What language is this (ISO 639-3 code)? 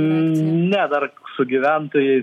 lit